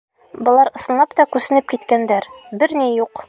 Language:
Bashkir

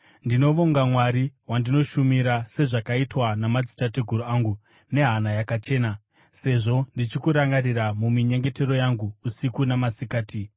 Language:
Shona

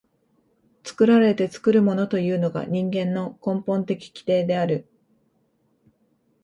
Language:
Japanese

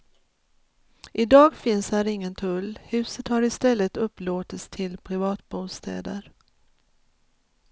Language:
Swedish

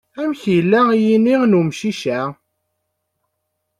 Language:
Kabyle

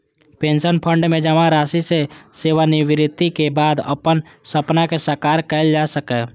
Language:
Maithili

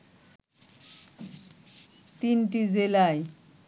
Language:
Bangla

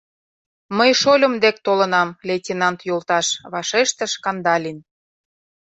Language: Mari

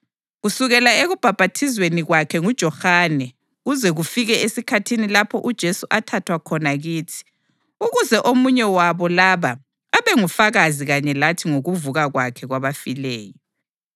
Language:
North Ndebele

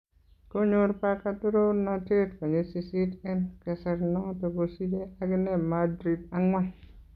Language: Kalenjin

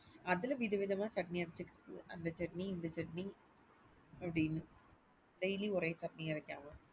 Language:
Tamil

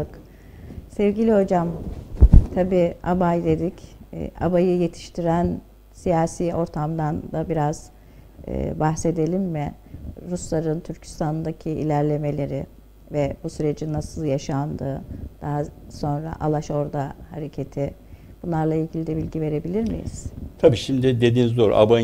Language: Turkish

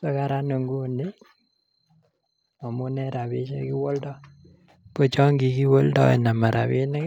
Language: Kalenjin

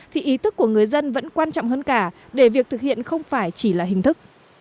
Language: Vietnamese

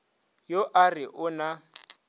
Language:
Northern Sotho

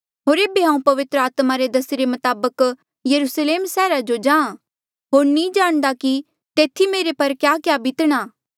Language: Mandeali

